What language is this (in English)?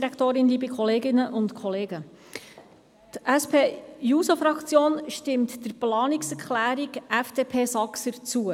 Swiss German